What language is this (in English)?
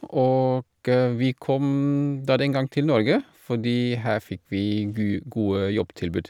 Norwegian